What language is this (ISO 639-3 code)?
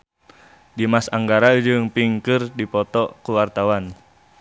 sun